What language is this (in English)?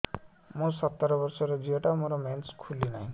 Odia